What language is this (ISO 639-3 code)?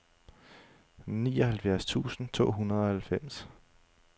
dan